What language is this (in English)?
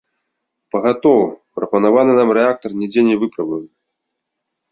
Belarusian